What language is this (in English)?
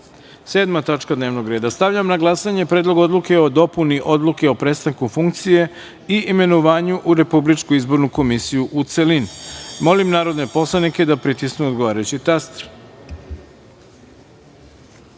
Serbian